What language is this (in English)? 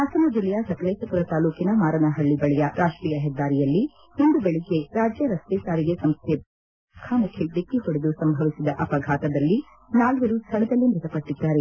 Kannada